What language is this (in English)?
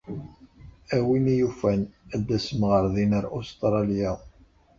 Kabyle